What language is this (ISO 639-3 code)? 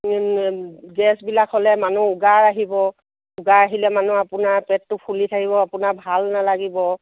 asm